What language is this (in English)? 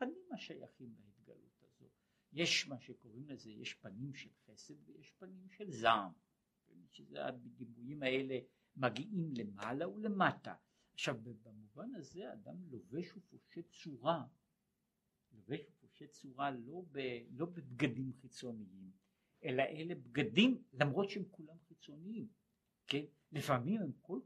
Hebrew